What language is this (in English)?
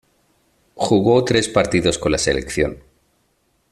Spanish